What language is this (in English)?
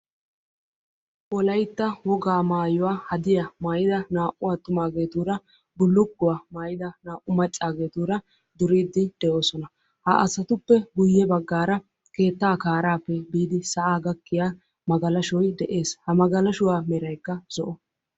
Wolaytta